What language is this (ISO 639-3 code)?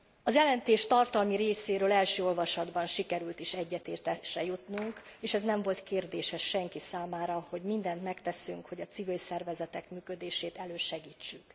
hun